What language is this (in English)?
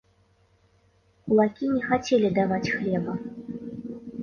Belarusian